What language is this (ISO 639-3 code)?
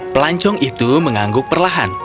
ind